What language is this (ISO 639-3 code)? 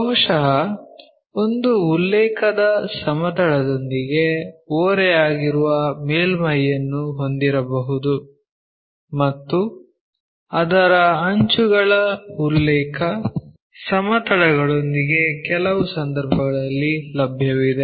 kan